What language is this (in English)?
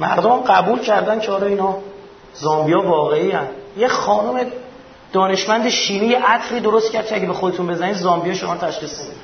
Persian